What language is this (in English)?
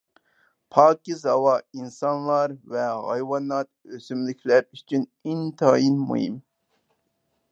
Uyghur